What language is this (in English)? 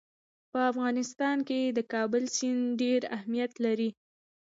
Pashto